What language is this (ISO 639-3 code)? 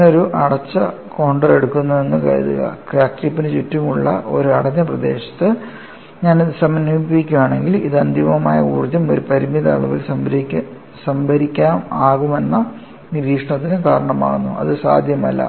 mal